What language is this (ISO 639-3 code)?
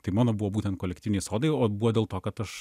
lit